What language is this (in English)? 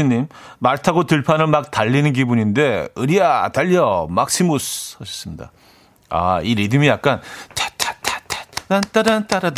Korean